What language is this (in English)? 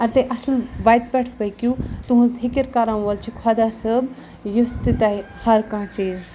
Kashmiri